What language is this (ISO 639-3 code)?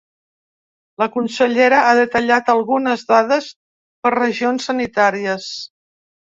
cat